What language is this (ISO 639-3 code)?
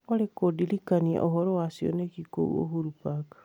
kik